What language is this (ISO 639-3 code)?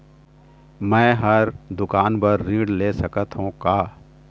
hne